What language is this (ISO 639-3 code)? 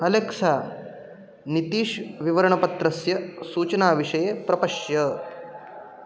san